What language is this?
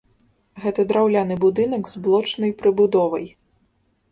Belarusian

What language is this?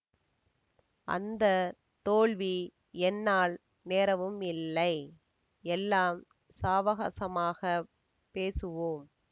Tamil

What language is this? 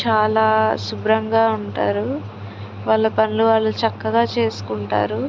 Telugu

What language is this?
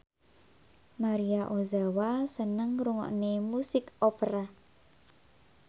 Javanese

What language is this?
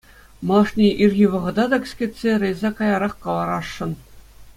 Chuvash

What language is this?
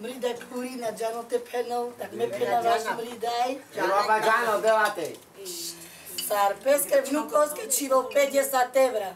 Romanian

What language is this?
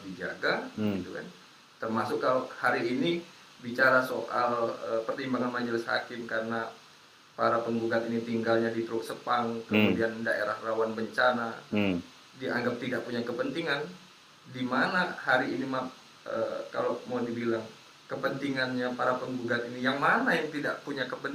Indonesian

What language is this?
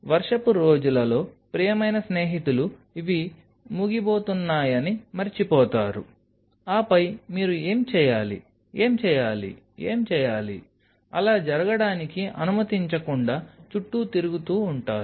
Telugu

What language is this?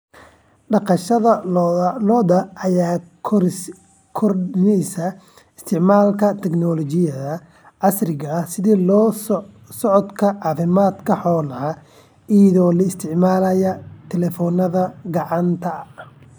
Somali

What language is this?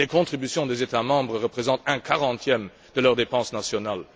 French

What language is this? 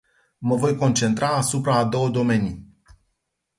Romanian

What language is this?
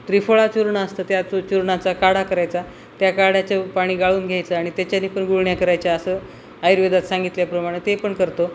Marathi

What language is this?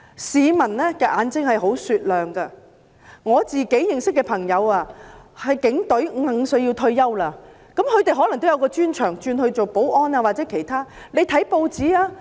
Cantonese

